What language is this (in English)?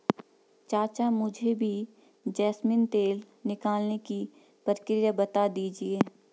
Hindi